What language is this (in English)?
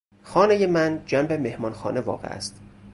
Persian